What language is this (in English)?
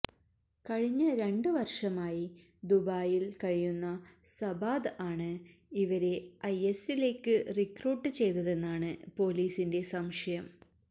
Malayalam